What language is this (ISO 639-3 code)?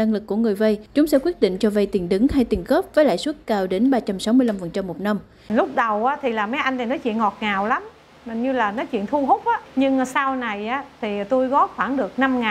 vie